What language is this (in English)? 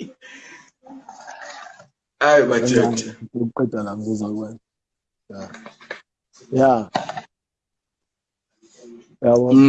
English